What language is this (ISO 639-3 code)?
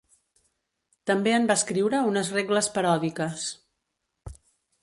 cat